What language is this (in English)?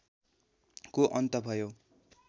Nepali